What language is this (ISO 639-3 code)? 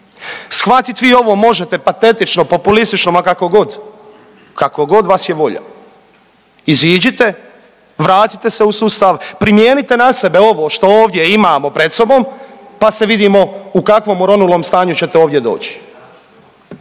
hrv